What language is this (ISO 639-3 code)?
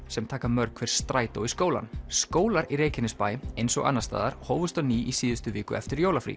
isl